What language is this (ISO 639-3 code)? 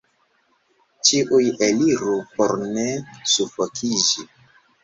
epo